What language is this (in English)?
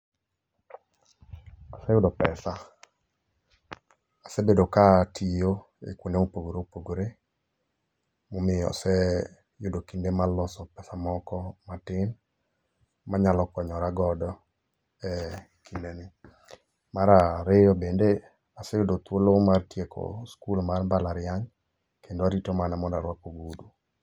Luo (Kenya and Tanzania)